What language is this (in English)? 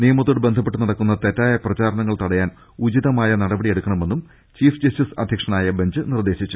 Malayalam